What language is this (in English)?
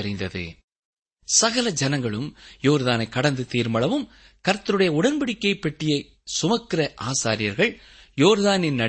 Tamil